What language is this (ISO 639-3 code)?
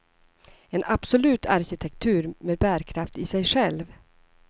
swe